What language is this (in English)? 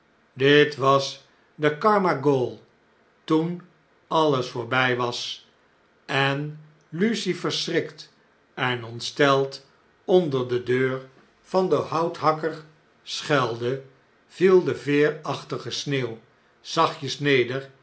Dutch